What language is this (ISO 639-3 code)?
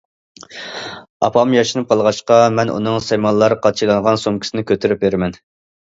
uig